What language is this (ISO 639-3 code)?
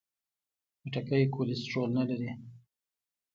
pus